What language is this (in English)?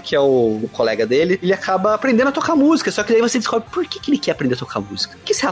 Portuguese